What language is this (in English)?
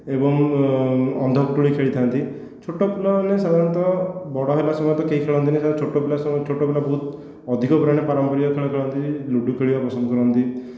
Odia